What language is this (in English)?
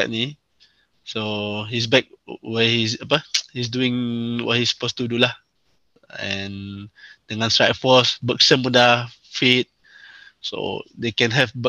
Malay